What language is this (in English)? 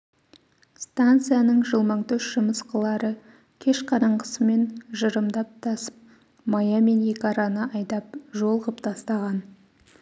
Kazakh